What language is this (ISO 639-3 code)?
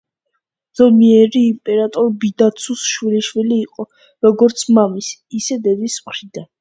kat